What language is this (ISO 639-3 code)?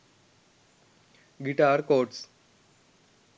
sin